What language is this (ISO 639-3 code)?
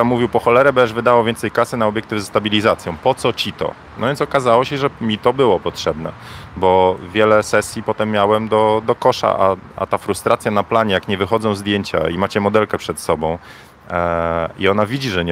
pol